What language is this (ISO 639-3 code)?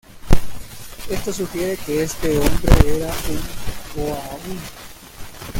spa